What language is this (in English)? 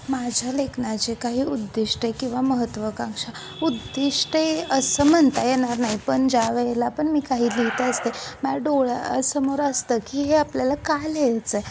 Marathi